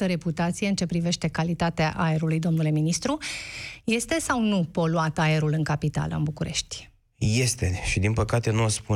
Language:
Romanian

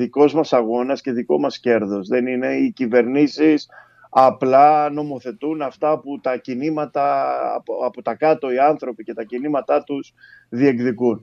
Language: Greek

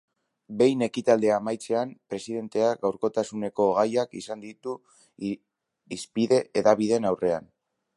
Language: Basque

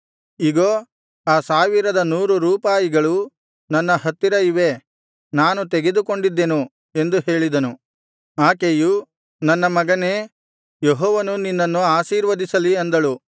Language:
Kannada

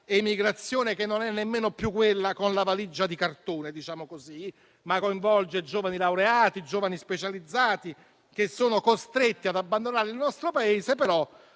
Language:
Italian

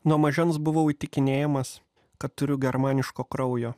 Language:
Lithuanian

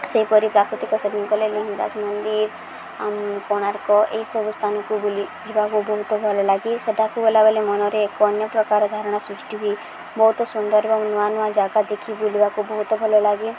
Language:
Odia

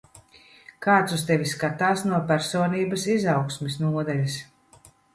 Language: Latvian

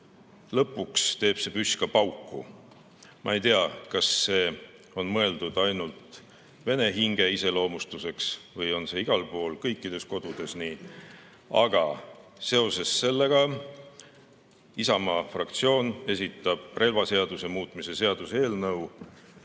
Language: Estonian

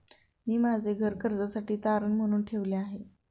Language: Marathi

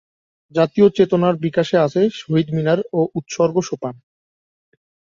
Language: Bangla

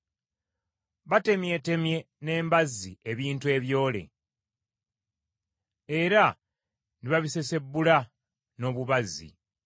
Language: Ganda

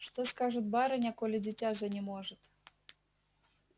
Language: Russian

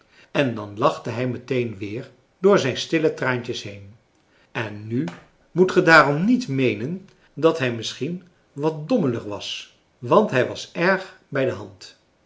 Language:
Dutch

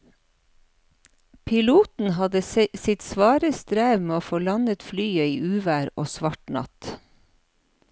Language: Norwegian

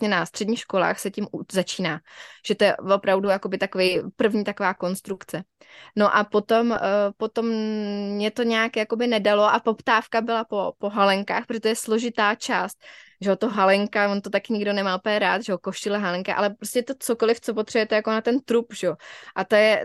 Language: Czech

